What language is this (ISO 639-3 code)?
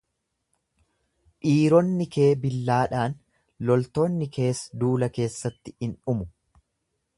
orm